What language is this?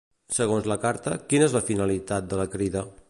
Catalan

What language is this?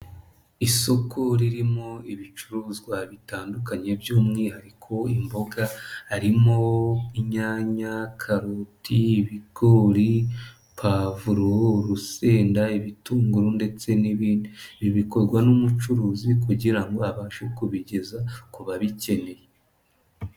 Kinyarwanda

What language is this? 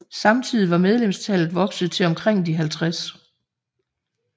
Danish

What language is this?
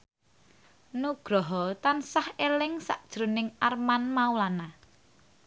Javanese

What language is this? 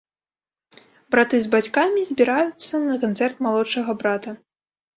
Belarusian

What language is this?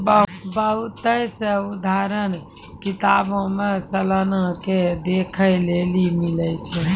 Maithili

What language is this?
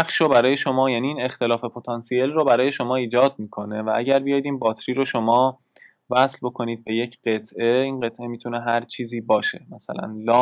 Persian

